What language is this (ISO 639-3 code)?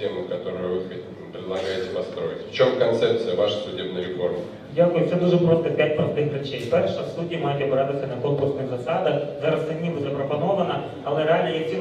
ukr